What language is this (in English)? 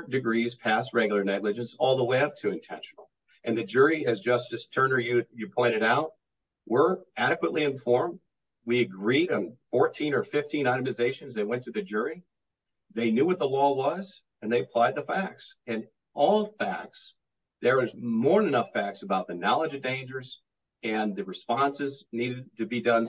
English